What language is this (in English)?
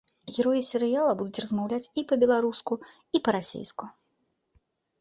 Belarusian